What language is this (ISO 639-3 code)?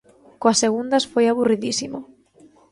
glg